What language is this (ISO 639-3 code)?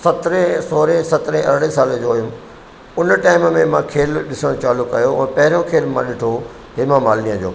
snd